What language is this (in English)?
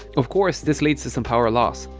English